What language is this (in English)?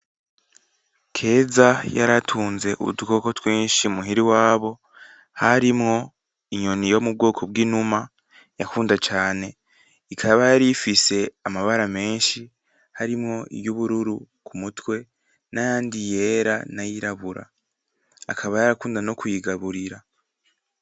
Rundi